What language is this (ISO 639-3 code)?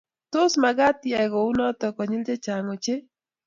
kln